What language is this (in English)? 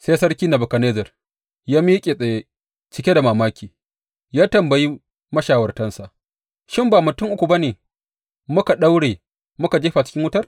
Hausa